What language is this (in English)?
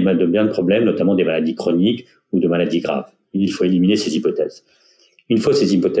French